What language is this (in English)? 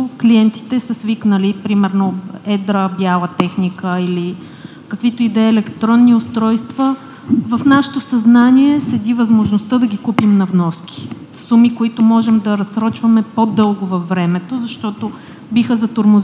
Bulgarian